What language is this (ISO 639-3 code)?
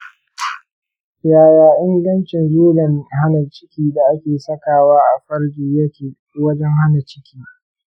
hau